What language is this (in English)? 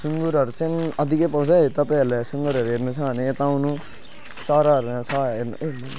Nepali